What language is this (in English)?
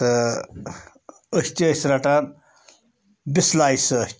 Kashmiri